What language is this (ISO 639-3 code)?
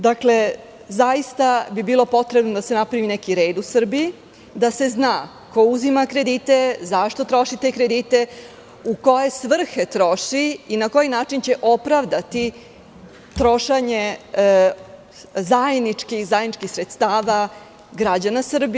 srp